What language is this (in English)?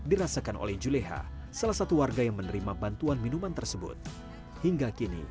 Indonesian